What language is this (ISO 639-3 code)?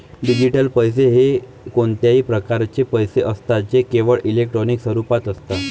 mar